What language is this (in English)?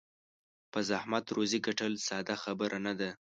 Pashto